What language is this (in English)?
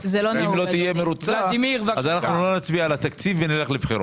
Hebrew